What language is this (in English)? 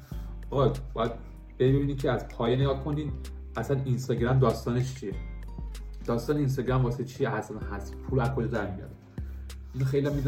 Persian